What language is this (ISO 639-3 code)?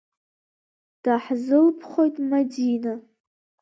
abk